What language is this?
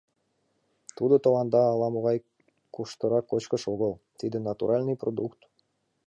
Mari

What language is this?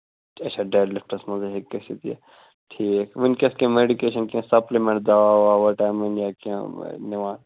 Kashmiri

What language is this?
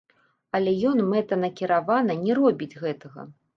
Belarusian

